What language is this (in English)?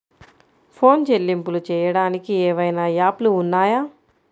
Telugu